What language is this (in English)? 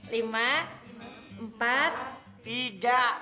Indonesian